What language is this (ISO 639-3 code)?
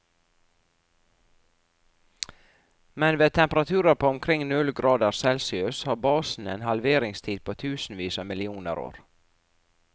nor